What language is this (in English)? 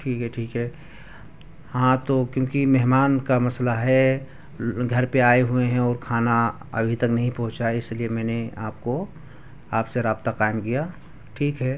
Urdu